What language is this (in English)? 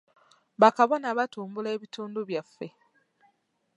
Ganda